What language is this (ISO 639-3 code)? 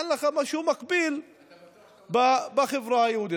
heb